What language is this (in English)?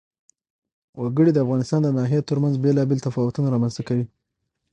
Pashto